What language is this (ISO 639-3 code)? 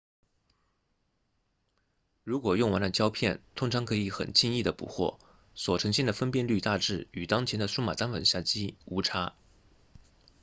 zho